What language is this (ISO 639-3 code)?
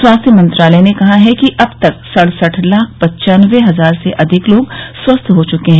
hin